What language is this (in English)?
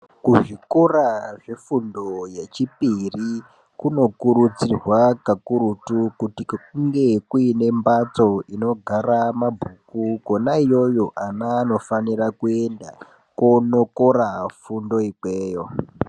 Ndau